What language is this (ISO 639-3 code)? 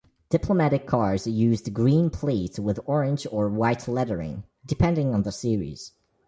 eng